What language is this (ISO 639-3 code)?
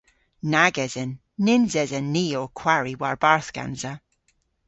cor